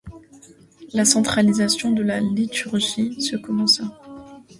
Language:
French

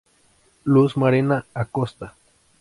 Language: Spanish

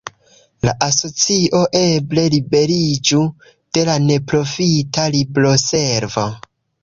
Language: Esperanto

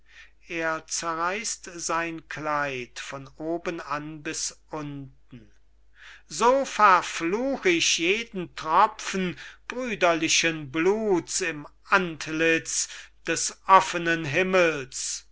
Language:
German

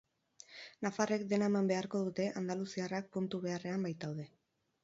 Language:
Basque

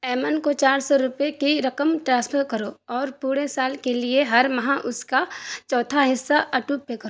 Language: Urdu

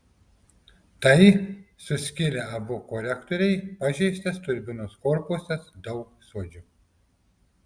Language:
Lithuanian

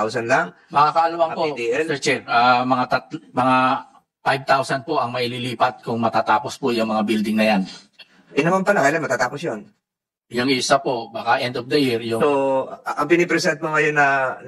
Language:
Filipino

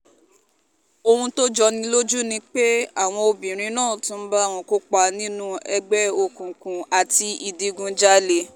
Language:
Yoruba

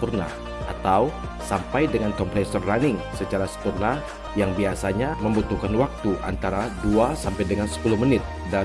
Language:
Indonesian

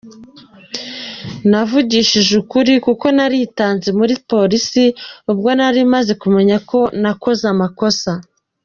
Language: Kinyarwanda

